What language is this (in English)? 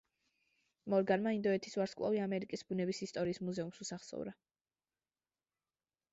Georgian